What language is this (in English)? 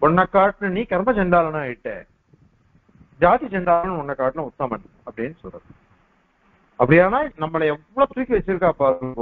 Arabic